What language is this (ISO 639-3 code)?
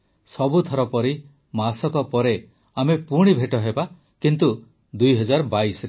ori